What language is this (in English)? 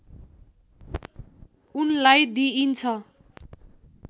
Nepali